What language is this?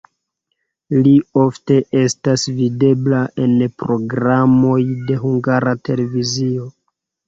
Esperanto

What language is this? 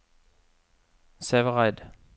Norwegian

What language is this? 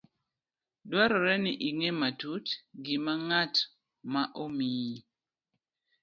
Luo (Kenya and Tanzania)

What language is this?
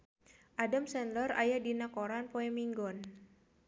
Sundanese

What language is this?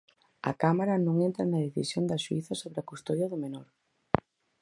Galician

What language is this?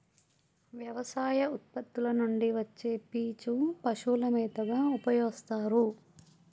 Telugu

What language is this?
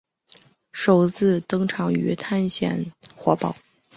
Chinese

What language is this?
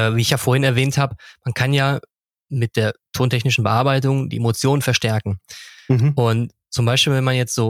German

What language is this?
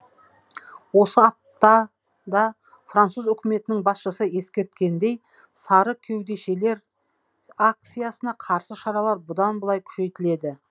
Kazakh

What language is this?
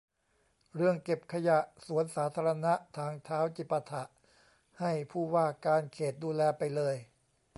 Thai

